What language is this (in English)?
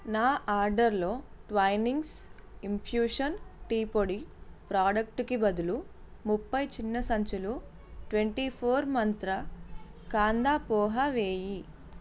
Telugu